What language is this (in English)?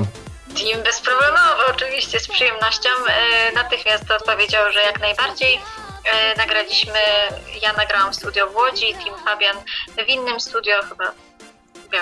Polish